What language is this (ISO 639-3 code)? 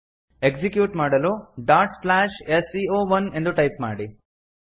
kan